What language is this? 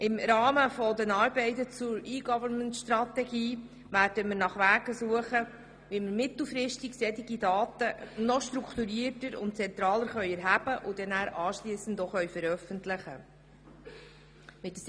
Swiss German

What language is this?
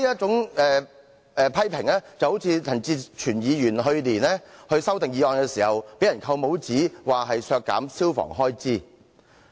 Cantonese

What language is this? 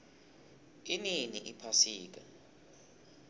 South Ndebele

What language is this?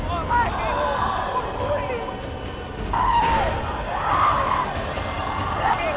Thai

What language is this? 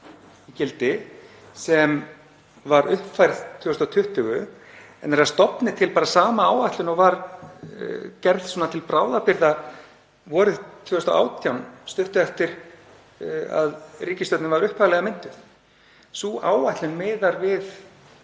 Icelandic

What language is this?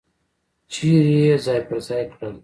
Pashto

